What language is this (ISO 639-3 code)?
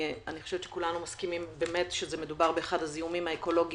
heb